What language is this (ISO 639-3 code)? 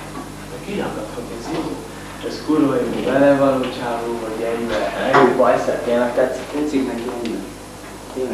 hun